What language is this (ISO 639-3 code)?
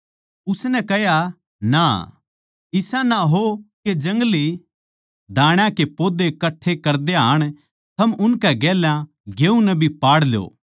bgc